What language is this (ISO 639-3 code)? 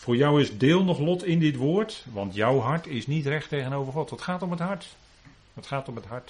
nld